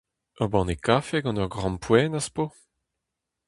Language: Breton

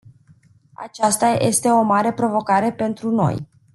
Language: Romanian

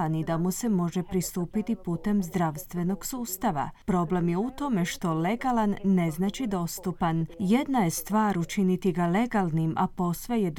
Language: Croatian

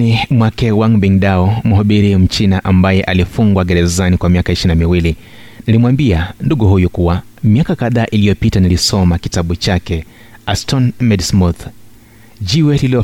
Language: Swahili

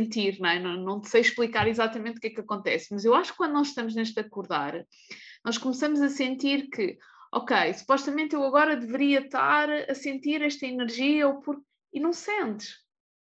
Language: Portuguese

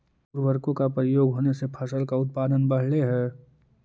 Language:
Magahi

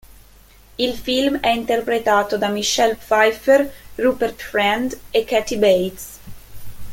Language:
Italian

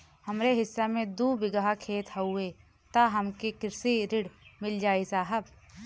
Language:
Bhojpuri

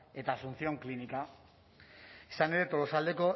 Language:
Basque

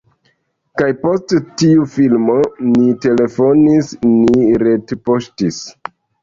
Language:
Esperanto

